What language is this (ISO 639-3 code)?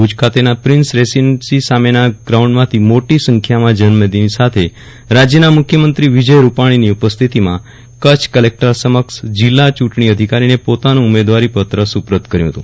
guj